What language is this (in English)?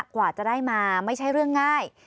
Thai